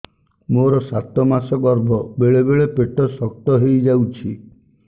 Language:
Odia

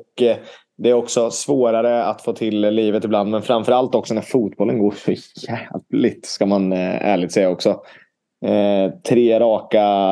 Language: Swedish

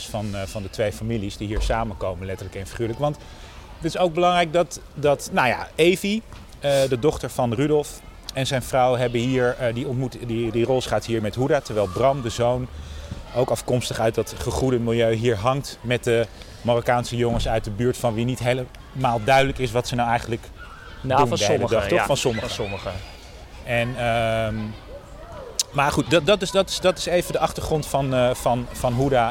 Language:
Dutch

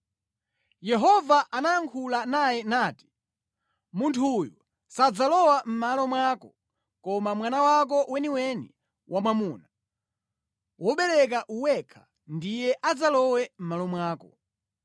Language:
Nyanja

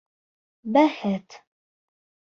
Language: Bashkir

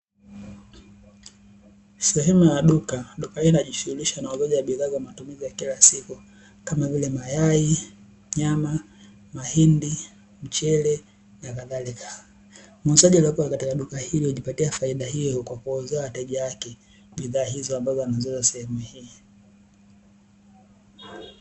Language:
Swahili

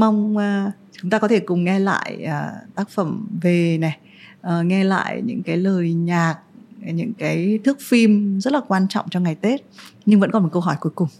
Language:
Vietnamese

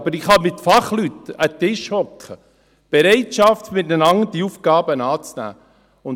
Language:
Swiss German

